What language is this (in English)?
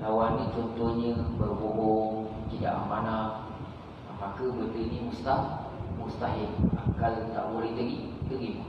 Malay